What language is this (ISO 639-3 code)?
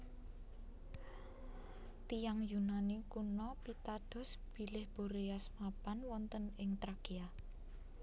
jav